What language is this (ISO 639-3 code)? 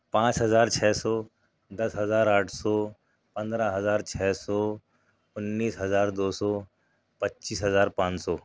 urd